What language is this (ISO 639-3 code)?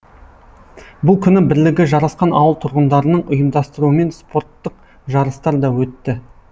kaz